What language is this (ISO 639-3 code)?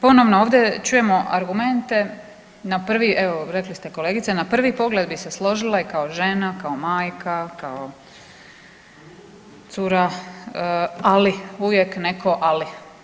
hrv